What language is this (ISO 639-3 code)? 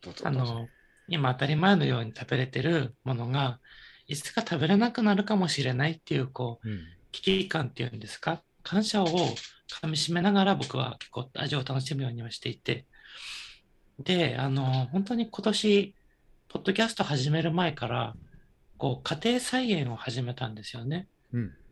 jpn